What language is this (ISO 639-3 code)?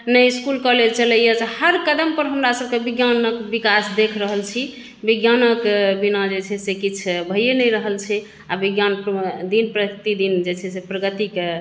mai